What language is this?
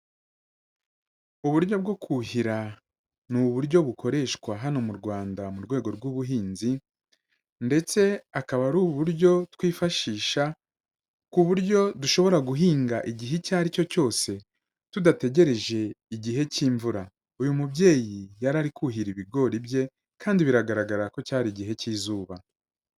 Kinyarwanda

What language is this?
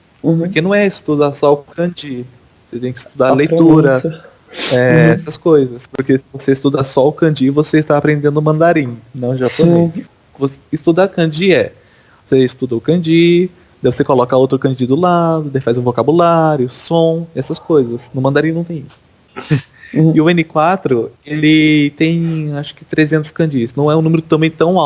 Portuguese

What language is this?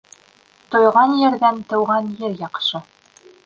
Bashkir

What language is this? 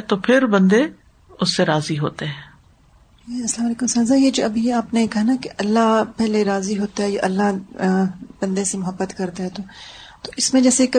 Urdu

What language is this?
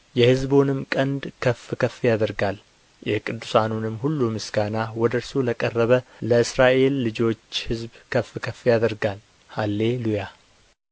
Amharic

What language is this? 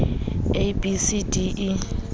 Southern Sotho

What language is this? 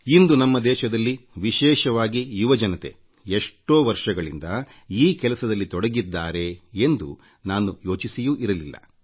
Kannada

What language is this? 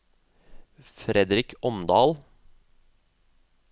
Norwegian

